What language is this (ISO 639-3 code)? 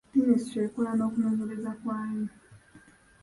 lug